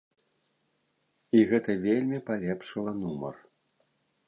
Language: Belarusian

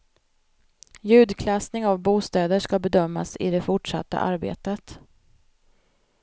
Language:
Swedish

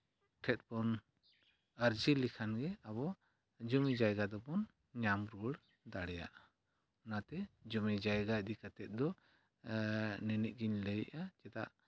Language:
Santali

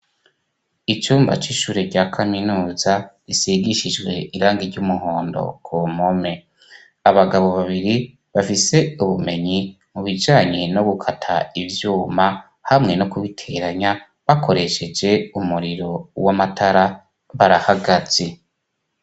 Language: Rundi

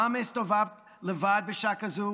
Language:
Hebrew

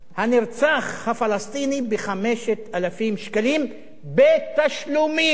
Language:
Hebrew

